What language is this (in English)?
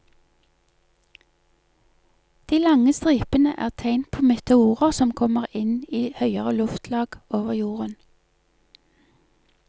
Norwegian